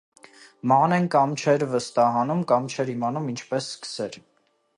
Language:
Armenian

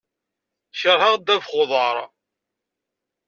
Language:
Kabyle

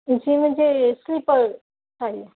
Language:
Urdu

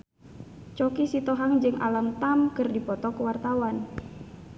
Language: Sundanese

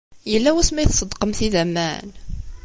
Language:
Kabyle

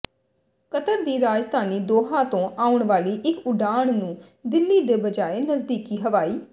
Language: Punjabi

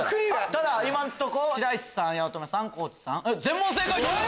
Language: Japanese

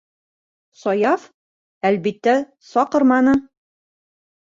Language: Bashkir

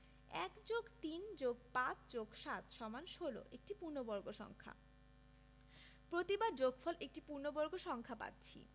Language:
Bangla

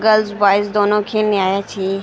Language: Garhwali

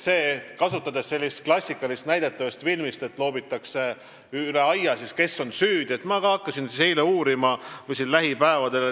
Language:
Estonian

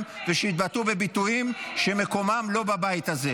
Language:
Hebrew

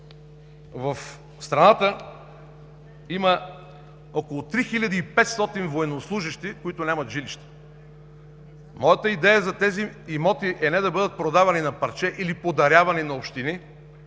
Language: Bulgarian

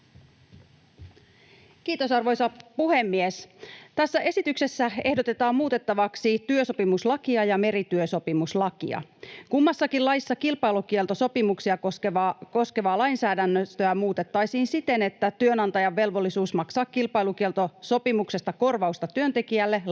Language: Finnish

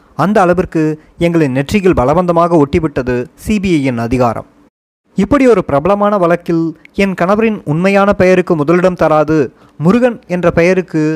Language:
Tamil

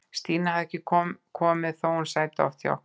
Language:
Icelandic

